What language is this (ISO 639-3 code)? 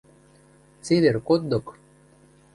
mrj